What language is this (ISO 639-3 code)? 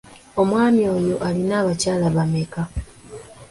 lug